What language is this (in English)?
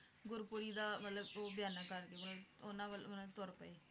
Punjabi